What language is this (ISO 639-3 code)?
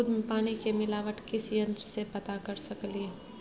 mai